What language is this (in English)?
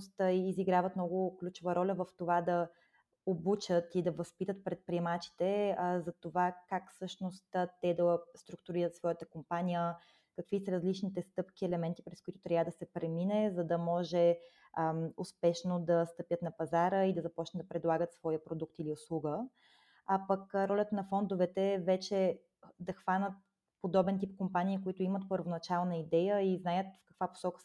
Bulgarian